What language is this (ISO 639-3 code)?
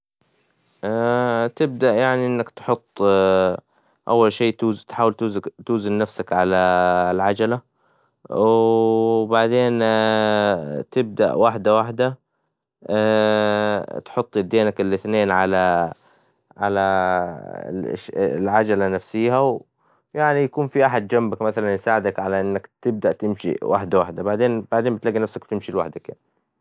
acw